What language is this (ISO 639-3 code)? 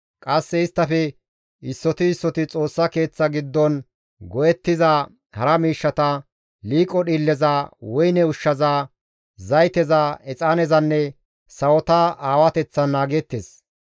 gmv